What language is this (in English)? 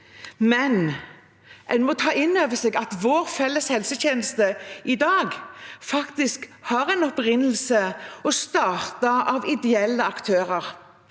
Norwegian